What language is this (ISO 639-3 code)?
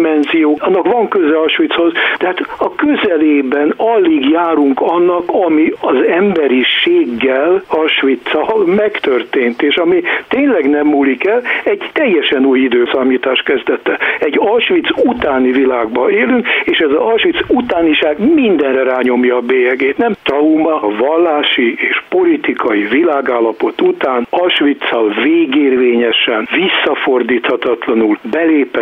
hun